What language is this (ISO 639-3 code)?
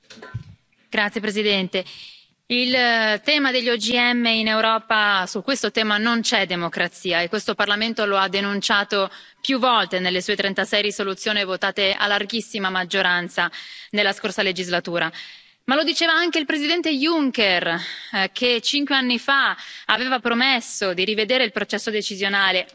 ita